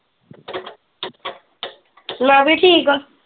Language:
Punjabi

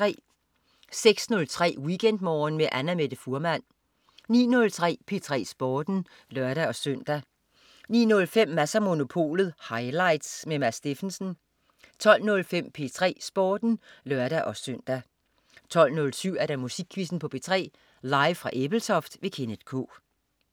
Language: Danish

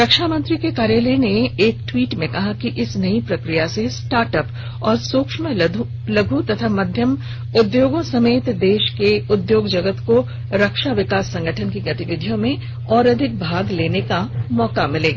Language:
Hindi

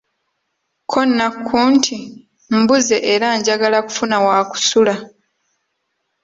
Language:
Ganda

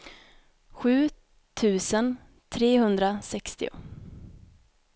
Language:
Swedish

